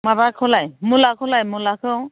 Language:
Bodo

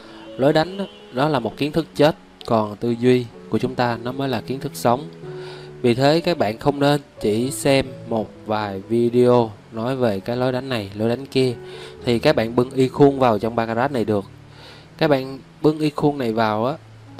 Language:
Vietnamese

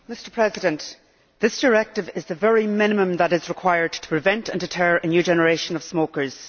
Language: English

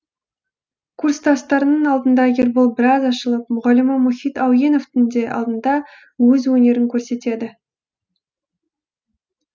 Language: Kazakh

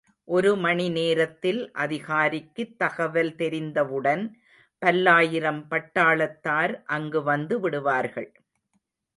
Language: Tamil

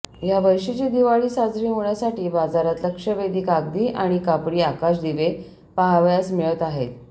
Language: Marathi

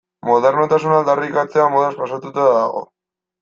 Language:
Basque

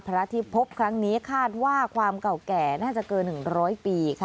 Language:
Thai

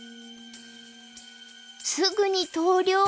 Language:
Japanese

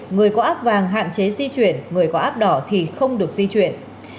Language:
Vietnamese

